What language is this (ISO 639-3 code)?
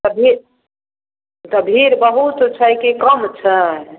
mai